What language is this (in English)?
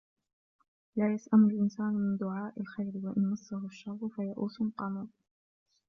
Arabic